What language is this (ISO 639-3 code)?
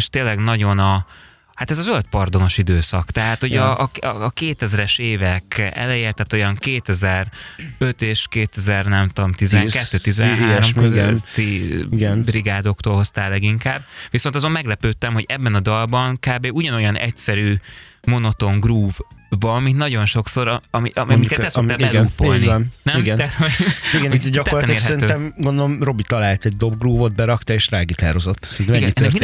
hun